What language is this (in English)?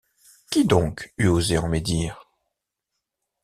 French